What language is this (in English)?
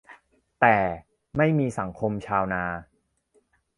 Thai